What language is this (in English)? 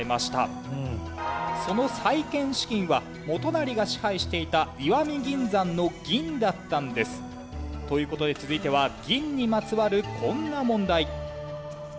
Japanese